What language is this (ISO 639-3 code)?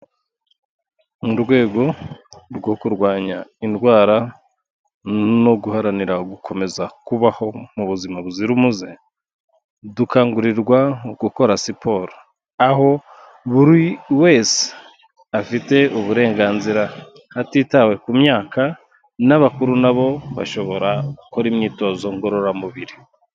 kin